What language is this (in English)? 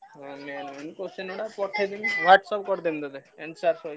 Odia